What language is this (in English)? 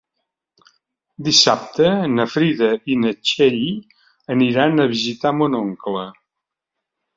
Catalan